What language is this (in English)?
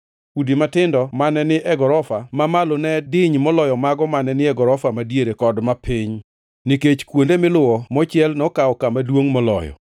Luo (Kenya and Tanzania)